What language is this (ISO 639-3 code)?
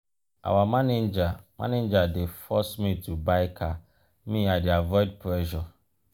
pcm